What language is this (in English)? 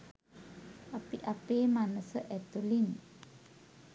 Sinhala